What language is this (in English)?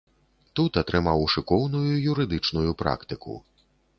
Belarusian